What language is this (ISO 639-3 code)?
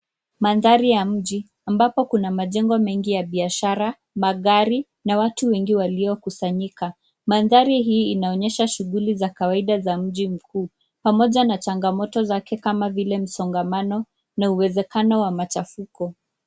swa